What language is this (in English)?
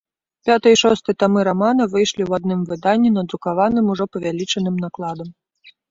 Belarusian